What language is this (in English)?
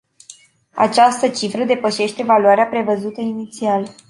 Romanian